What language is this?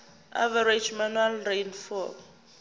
Zulu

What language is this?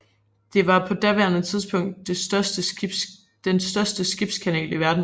Danish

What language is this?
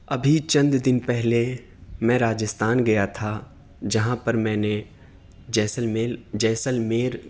Urdu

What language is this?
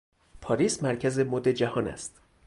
Persian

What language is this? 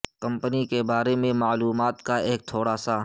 Urdu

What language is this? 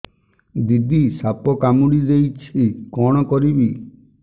Odia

